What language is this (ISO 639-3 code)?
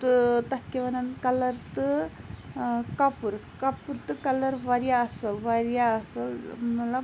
kas